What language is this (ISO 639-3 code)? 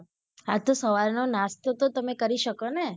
guj